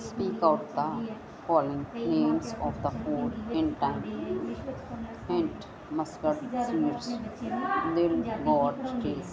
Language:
Punjabi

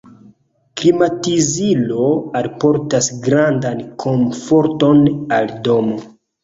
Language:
Esperanto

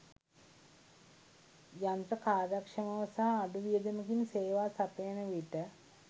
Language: Sinhala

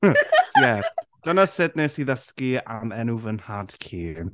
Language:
Welsh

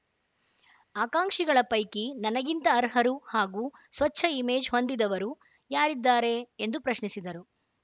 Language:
Kannada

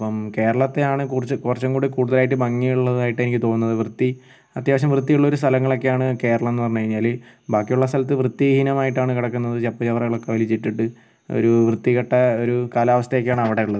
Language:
Malayalam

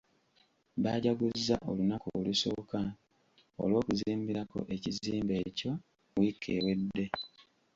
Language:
Ganda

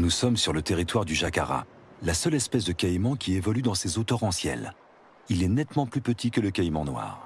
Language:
French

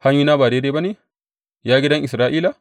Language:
Hausa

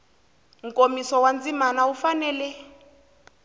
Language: Tsonga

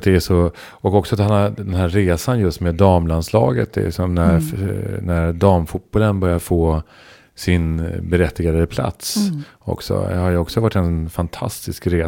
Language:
Swedish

